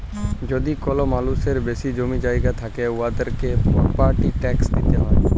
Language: Bangla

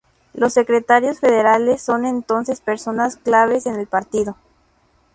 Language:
Spanish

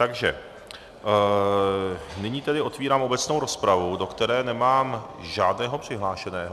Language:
Czech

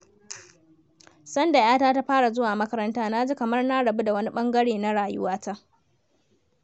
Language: Hausa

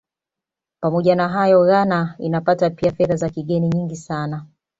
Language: Swahili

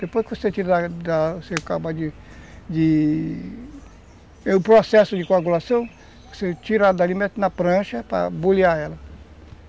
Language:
Portuguese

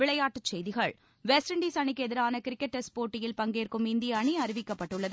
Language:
Tamil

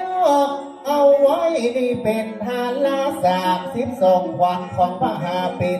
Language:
Thai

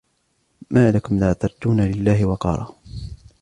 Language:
Arabic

